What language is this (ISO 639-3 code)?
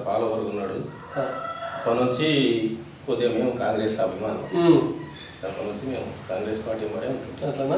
ind